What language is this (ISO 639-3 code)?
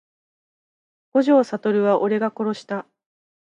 jpn